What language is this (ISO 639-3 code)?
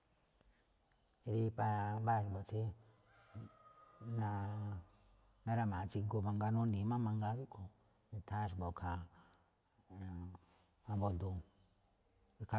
tcf